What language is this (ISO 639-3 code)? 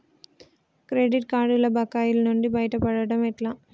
tel